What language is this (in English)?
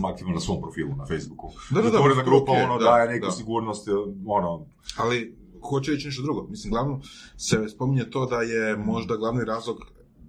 Croatian